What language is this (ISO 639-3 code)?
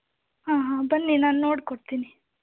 kan